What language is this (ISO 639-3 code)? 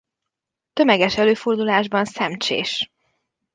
hun